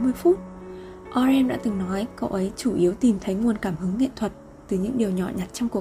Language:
Vietnamese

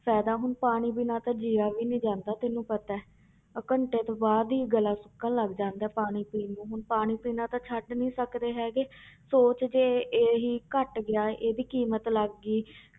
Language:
Punjabi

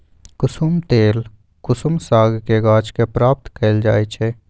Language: Magahi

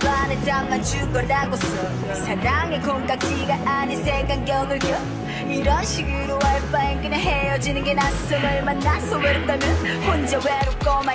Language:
Polish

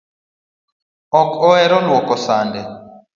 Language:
Luo (Kenya and Tanzania)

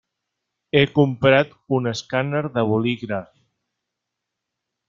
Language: Catalan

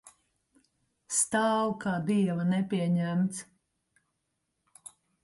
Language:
Latvian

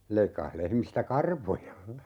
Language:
Finnish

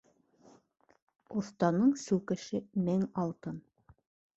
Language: Bashkir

